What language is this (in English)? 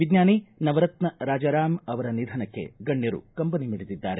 Kannada